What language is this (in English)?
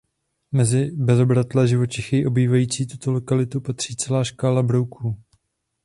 Czech